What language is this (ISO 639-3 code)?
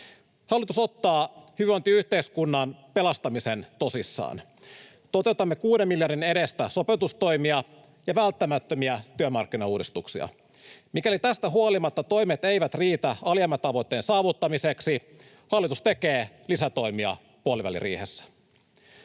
fin